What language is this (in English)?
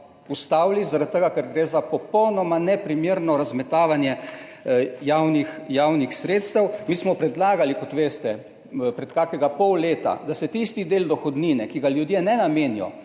Slovenian